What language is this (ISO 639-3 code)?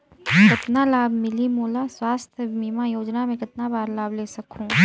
hne